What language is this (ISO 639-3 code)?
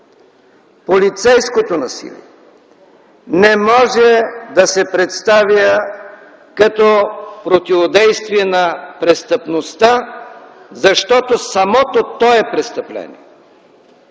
bul